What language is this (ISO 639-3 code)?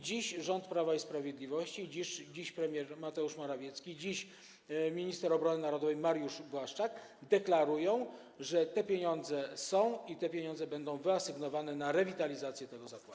pol